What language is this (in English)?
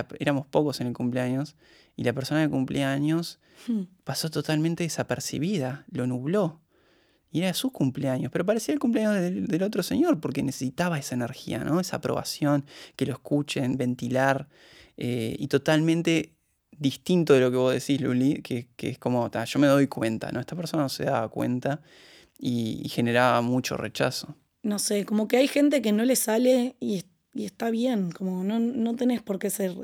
Spanish